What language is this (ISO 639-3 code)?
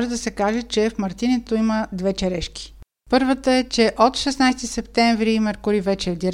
bul